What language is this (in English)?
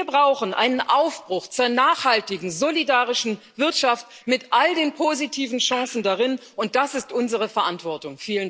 German